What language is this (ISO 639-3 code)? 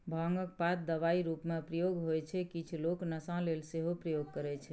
mai